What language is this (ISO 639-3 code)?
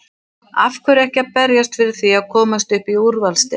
isl